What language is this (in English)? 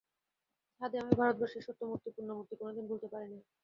Bangla